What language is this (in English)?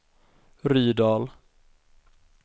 Swedish